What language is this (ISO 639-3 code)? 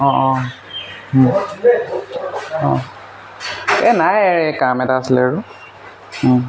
asm